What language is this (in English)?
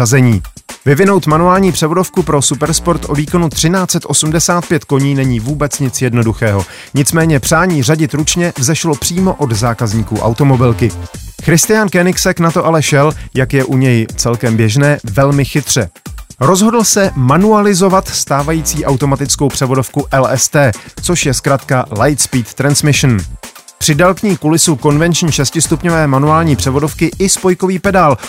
Czech